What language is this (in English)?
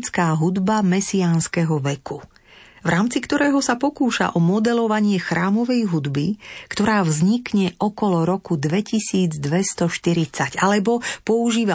Slovak